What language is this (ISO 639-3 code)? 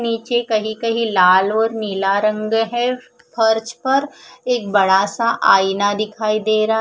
hin